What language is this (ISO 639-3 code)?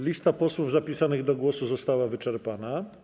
pol